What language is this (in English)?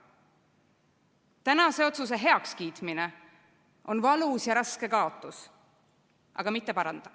Estonian